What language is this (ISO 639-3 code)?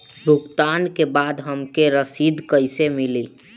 bho